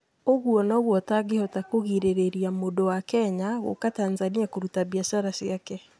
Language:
Kikuyu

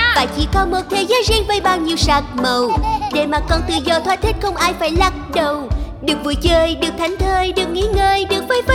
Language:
Vietnamese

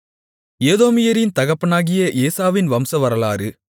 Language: Tamil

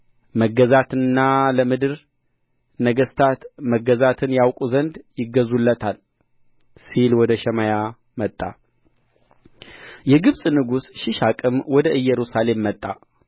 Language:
Amharic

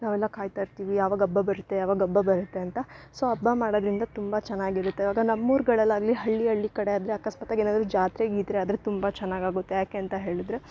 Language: Kannada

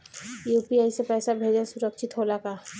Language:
Bhojpuri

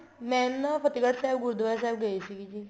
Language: Punjabi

